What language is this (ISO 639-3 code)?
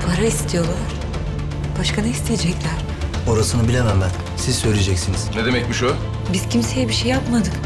tur